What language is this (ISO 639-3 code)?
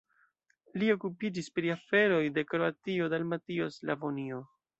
epo